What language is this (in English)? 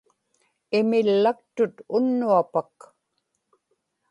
Inupiaq